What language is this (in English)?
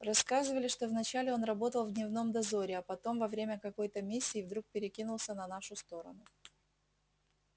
Russian